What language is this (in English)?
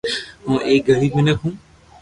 Loarki